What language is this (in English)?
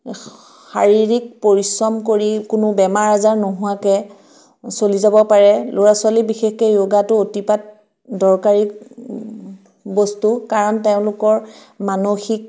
Assamese